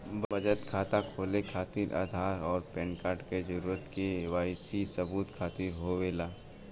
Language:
Bhojpuri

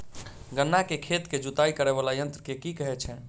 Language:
Maithili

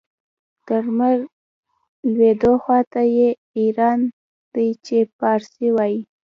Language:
Pashto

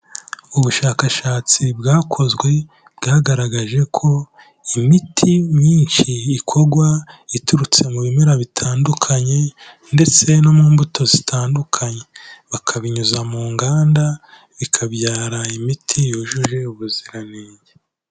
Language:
Kinyarwanda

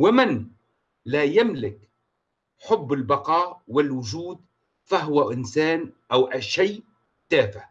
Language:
Arabic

